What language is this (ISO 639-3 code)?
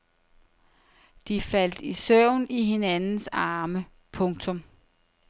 dan